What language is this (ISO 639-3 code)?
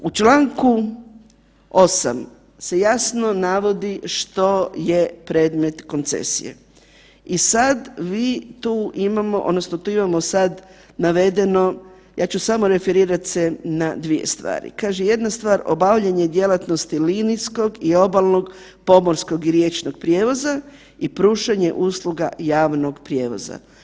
hrv